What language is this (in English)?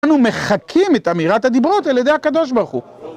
Hebrew